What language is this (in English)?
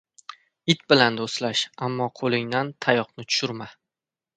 Uzbek